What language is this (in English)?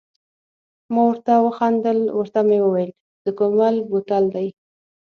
Pashto